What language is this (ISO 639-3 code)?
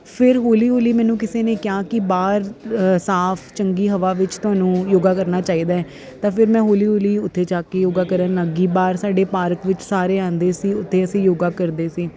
pan